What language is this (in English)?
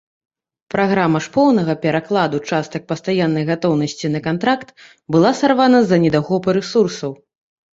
Belarusian